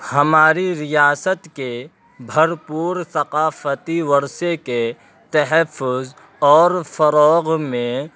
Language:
Urdu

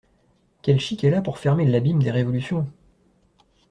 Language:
French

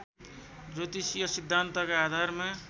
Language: Nepali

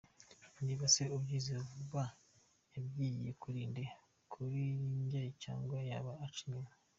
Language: Kinyarwanda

